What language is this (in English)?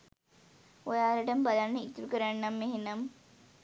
Sinhala